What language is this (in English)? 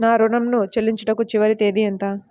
Telugu